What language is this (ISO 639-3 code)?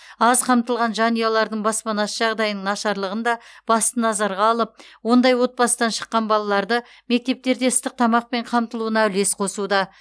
kaz